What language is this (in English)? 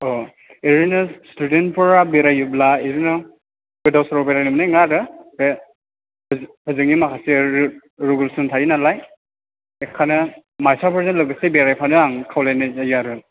Bodo